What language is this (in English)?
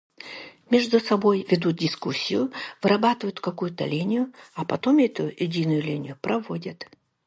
Yakut